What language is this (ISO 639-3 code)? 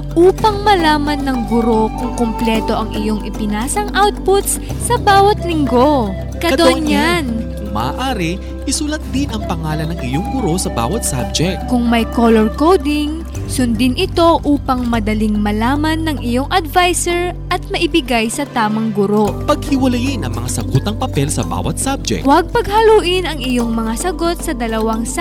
fil